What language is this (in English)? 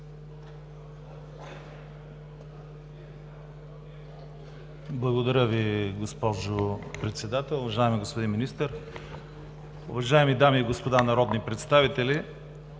Bulgarian